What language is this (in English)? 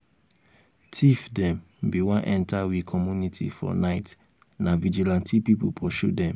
Nigerian Pidgin